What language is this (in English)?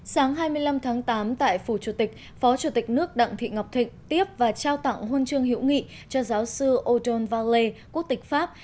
Vietnamese